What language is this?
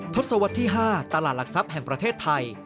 Thai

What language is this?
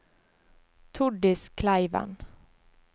Norwegian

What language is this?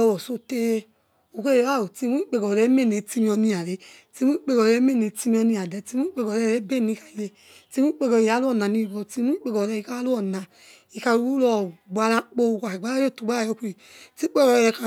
Yekhee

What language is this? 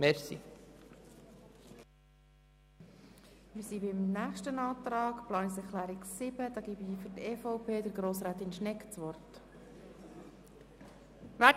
Swiss German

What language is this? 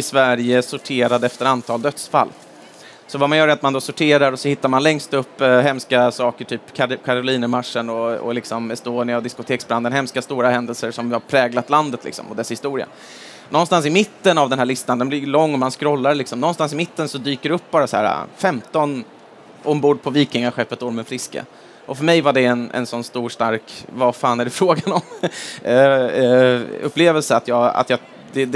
Swedish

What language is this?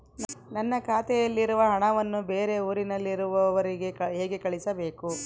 Kannada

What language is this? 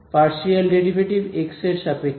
Bangla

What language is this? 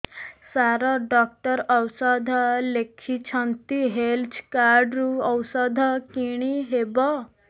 Odia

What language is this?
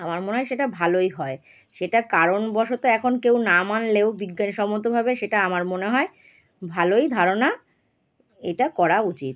Bangla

